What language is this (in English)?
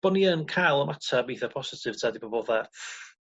Welsh